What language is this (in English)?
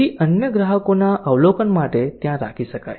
Gujarati